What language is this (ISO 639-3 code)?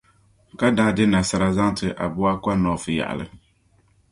dag